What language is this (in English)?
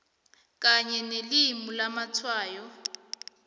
South Ndebele